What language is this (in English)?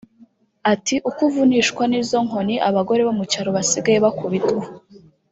Kinyarwanda